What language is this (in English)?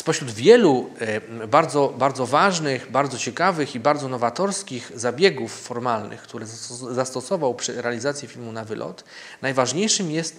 Polish